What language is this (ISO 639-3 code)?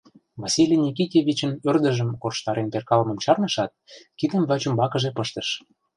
chm